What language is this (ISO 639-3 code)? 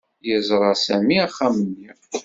kab